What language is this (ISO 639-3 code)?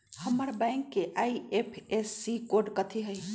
mag